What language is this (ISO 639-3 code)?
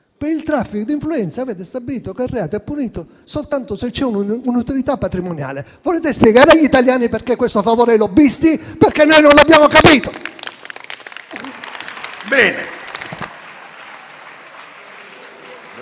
ita